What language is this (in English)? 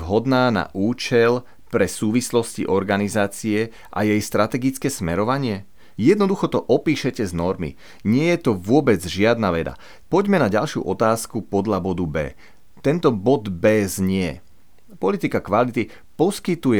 Slovak